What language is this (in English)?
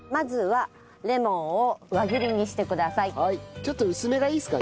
Japanese